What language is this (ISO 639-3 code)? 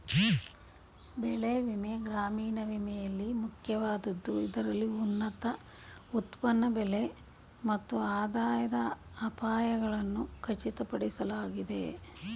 kan